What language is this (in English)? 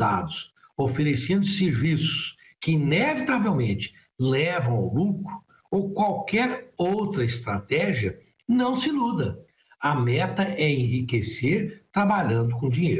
Portuguese